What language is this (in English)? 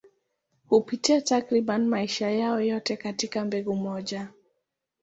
Swahili